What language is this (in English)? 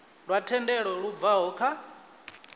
Venda